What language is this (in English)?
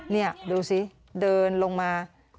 Thai